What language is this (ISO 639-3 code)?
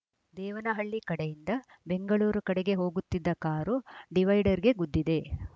kan